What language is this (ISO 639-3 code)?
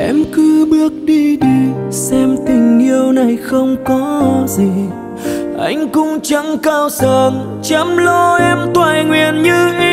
vie